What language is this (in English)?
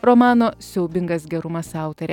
Lithuanian